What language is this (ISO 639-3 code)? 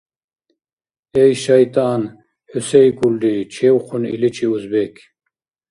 dar